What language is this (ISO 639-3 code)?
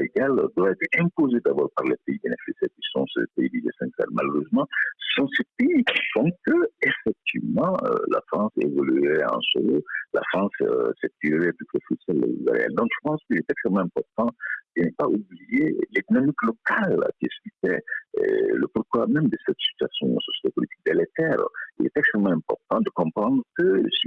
fra